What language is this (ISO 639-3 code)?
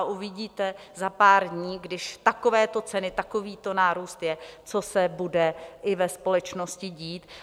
ces